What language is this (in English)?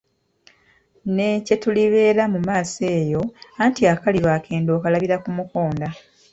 Ganda